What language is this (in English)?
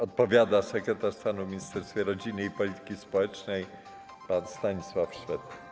Polish